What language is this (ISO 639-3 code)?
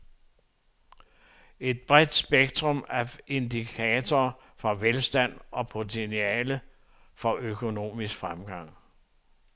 dan